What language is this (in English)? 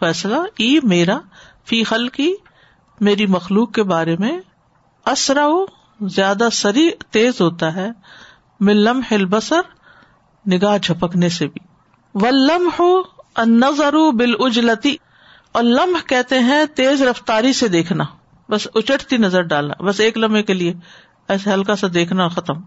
Urdu